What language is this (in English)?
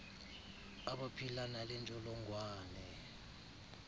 Xhosa